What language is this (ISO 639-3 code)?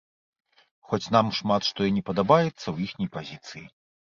bel